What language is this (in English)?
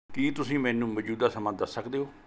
Punjabi